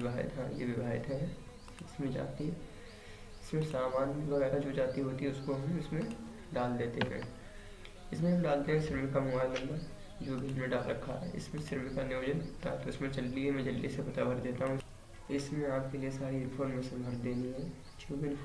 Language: Hindi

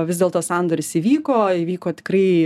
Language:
Lithuanian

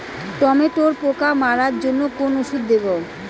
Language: Bangla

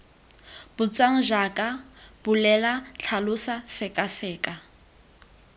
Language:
Tswana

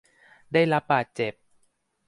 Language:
Thai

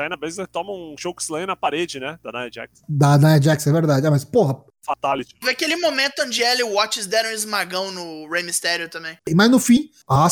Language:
Portuguese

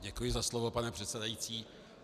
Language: Czech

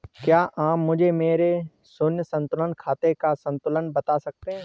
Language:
Hindi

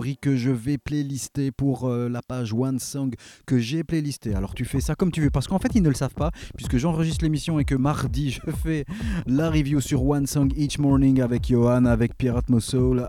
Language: French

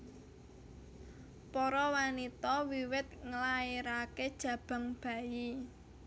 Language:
Javanese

